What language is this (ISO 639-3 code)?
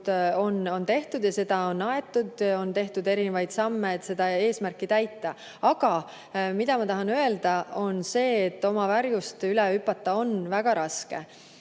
est